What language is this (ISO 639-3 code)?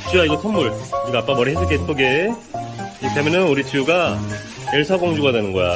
kor